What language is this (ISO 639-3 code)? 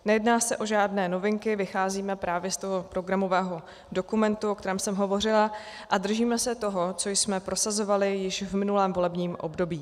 ces